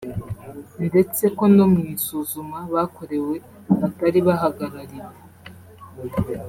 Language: Kinyarwanda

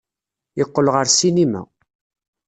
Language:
Kabyle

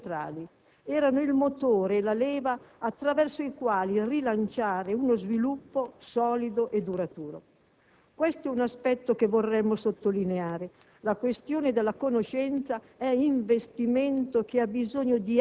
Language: Italian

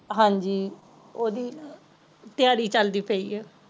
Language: Punjabi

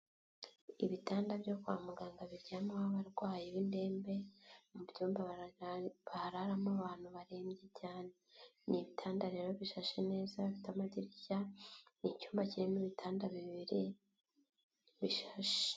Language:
Kinyarwanda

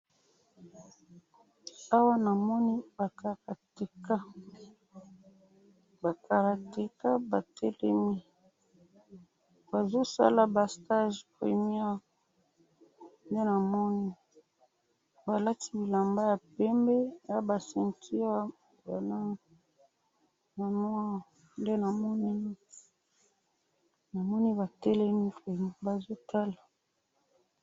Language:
Lingala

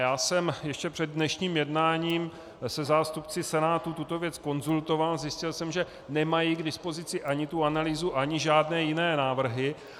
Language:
Czech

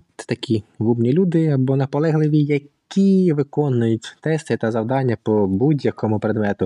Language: Ukrainian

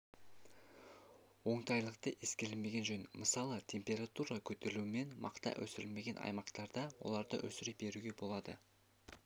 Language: Kazakh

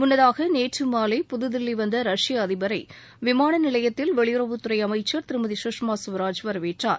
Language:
Tamil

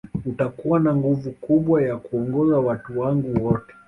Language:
Swahili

